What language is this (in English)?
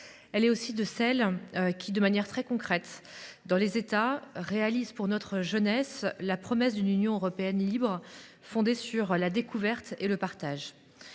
French